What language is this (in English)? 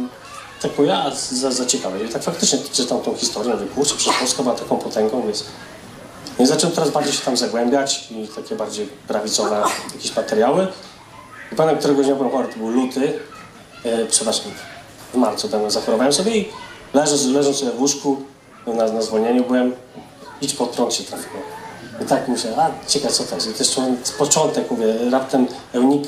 Polish